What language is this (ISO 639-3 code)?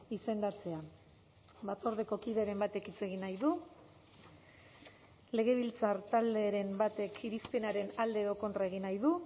eus